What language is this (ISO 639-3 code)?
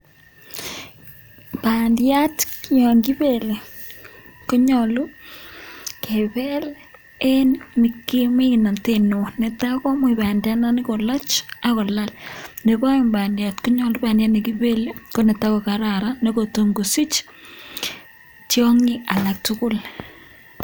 kln